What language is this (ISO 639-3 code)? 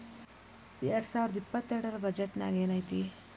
kan